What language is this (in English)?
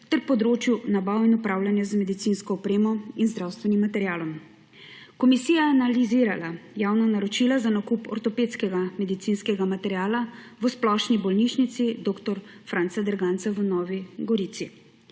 Slovenian